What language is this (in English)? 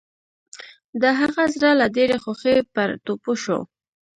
Pashto